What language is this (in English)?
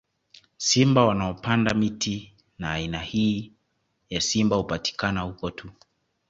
Swahili